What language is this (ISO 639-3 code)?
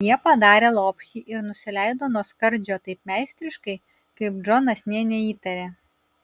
lit